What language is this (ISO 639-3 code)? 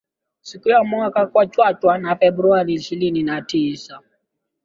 swa